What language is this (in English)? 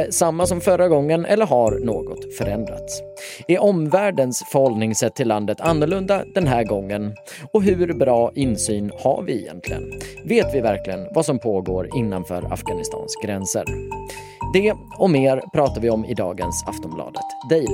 Swedish